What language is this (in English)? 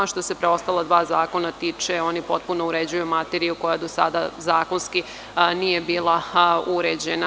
Serbian